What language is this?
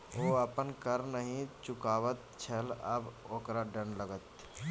Maithili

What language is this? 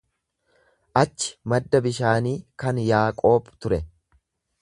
Oromo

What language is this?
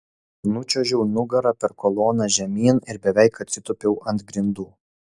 Lithuanian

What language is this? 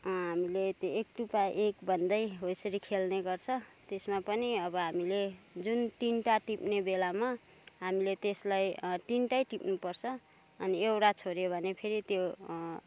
Nepali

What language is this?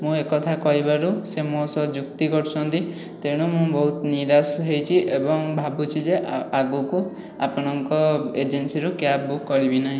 Odia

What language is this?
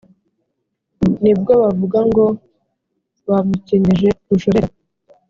Kinyarwanda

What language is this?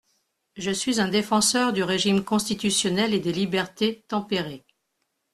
French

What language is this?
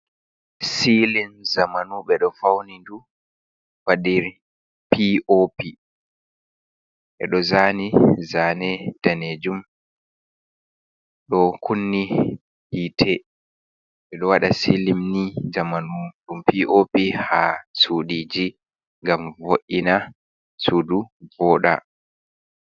Fula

